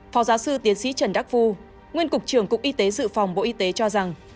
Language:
Vietnamese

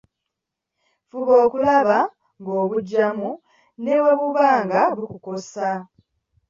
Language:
Ganda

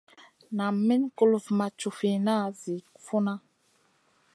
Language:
Masana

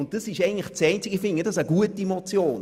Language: Swiss German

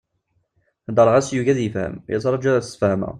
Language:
Kabyle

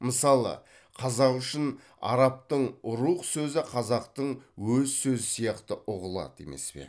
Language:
Kazakh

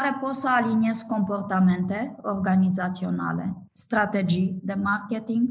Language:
Romanian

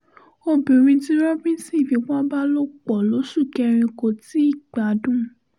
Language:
Yoruba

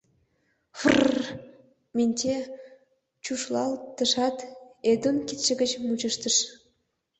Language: Mari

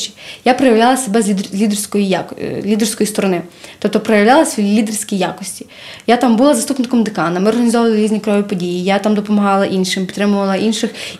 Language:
Ukrainian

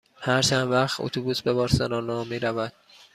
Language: Persian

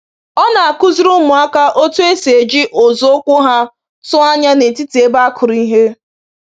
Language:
Igbo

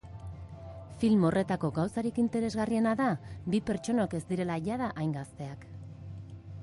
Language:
Basque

